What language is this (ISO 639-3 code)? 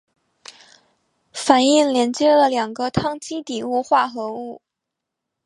zho